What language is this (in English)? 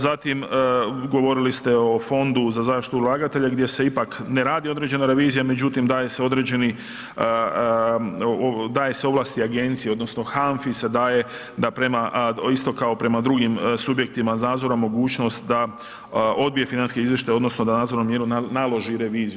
Croatian